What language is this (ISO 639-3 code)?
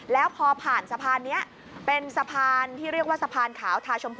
tha